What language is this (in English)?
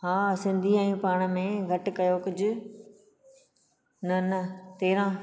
Sindhi